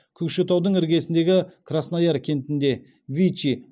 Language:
Kazakh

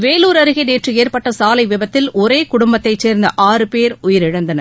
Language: Tamil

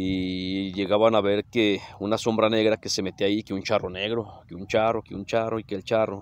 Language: Spanish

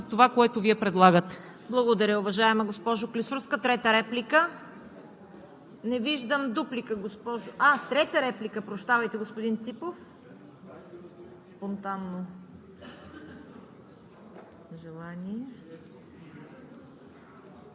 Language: Bulgarian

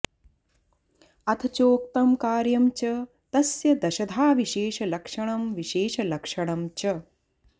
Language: Sanskrit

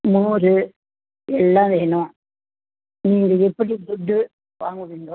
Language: Tamil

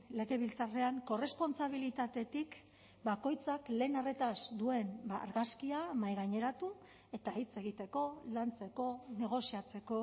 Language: Basque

